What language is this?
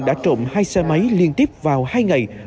Vietnamese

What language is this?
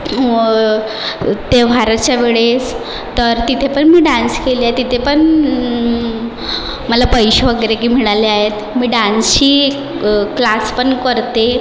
Marathi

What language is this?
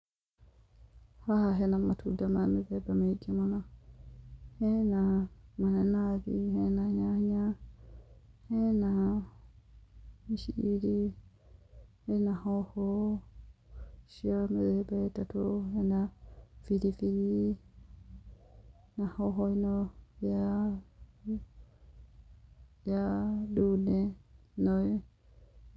Kikuyu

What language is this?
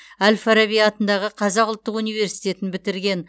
Kazakh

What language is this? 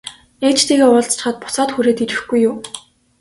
Mongolian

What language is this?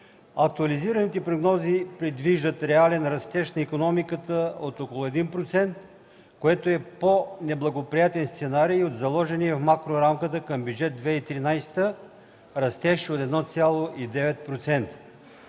Bulgarian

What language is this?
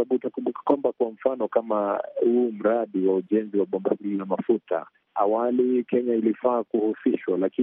Swahili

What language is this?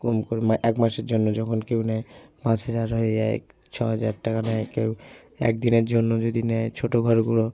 Bangla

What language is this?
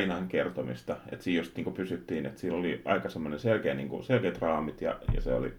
Finnish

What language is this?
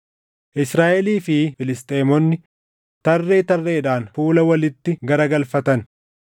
Oromo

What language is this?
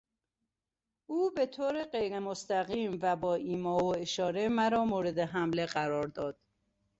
Persian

